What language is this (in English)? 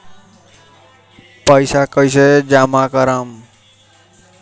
Bhojpuri